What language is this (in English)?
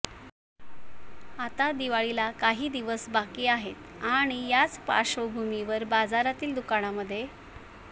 Marathi